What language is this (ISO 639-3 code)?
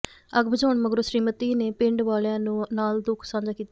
pan